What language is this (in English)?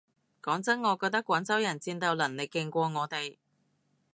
Cantonese